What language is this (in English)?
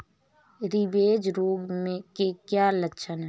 Hindi